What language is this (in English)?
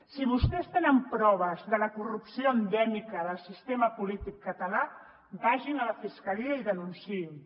Catalan